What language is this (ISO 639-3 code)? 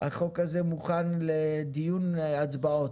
heb